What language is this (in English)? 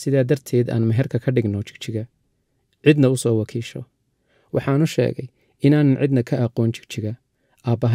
Arabic